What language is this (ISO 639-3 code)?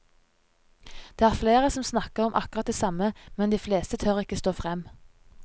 nor